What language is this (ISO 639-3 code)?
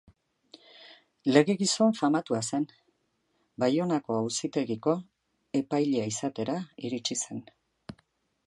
eus